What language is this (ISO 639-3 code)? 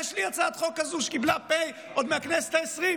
heb